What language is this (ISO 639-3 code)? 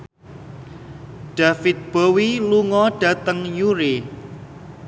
jav